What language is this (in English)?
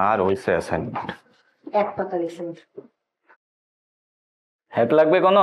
Bangla